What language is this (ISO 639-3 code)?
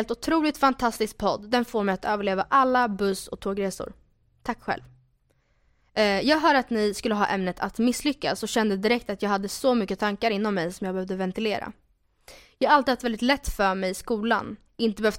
swe